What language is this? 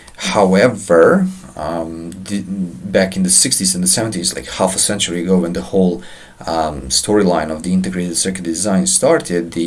English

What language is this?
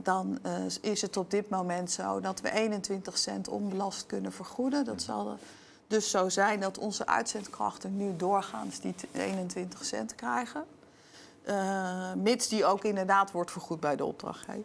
Dutch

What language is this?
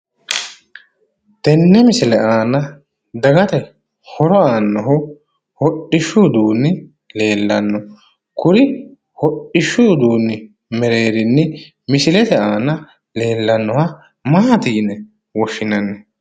Sidamo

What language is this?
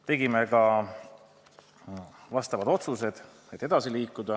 Estonian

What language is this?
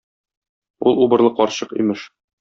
Tatar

